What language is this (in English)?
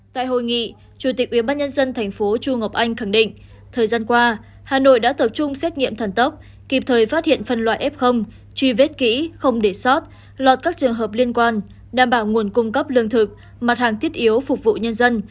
Vietnamese